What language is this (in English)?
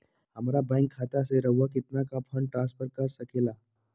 Magahi